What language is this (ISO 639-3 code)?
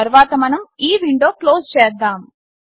tel